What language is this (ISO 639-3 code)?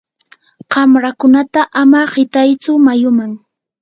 qur